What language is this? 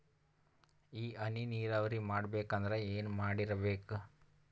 Kannada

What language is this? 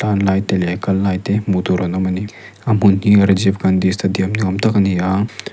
Mizo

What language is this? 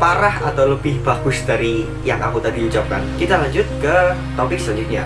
Indonesian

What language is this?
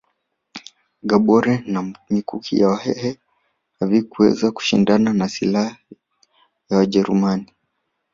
Swahili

